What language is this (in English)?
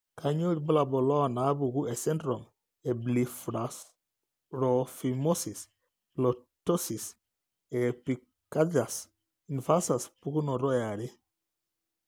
Masai